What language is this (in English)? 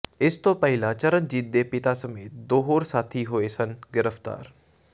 Punjabi